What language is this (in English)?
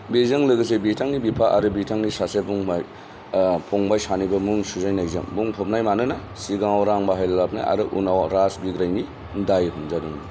Bodo